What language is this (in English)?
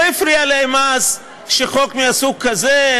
Hebrew